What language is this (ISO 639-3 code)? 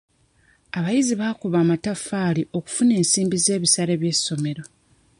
lug